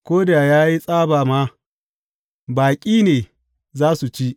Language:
Hausa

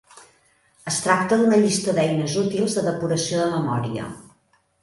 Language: Catalan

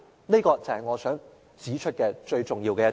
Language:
Cantonese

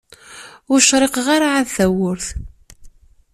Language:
Kabyle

